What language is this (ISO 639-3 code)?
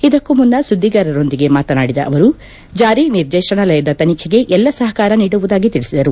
kan